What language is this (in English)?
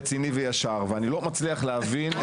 Hebrew